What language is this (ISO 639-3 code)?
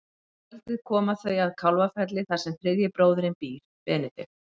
isl